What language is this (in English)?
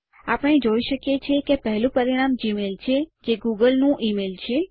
Gujarati